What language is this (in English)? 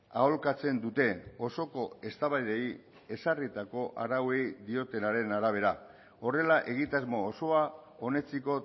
Basque